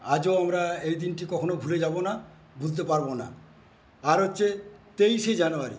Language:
Bangla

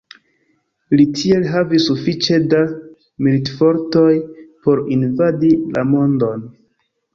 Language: Esperanto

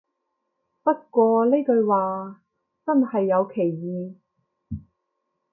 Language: Cantonese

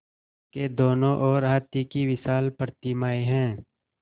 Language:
Hindi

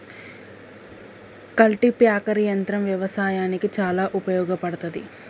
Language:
Telugu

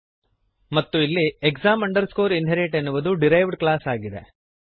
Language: Kannada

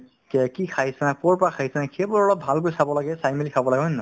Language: Assamese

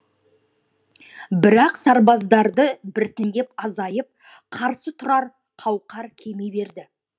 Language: Kazakh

